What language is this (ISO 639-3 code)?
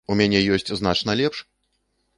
bel